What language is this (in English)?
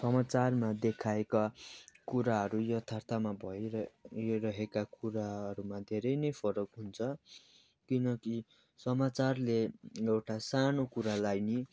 Nepali